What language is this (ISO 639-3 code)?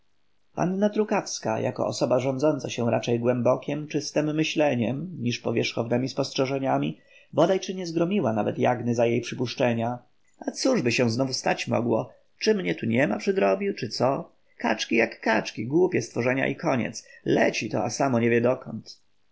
pol